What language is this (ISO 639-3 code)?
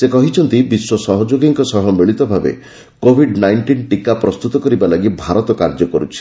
ori